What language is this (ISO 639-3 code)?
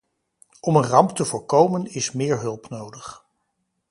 nld